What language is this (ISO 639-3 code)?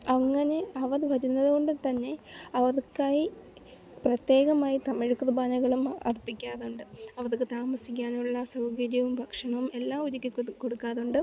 mal